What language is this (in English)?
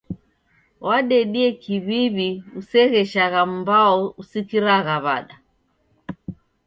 Taita